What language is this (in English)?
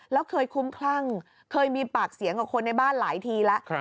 Thai